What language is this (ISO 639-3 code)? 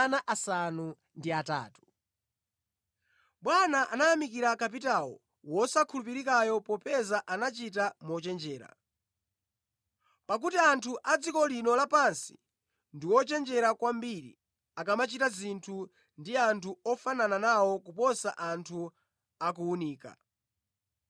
nya